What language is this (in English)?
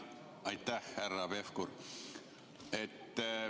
Estonian